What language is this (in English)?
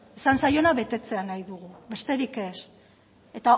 Basque